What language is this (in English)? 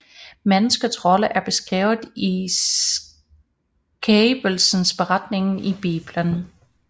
Danish